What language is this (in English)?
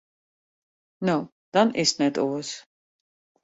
Western Frisian